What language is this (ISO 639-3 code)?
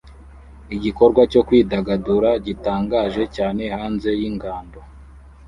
kin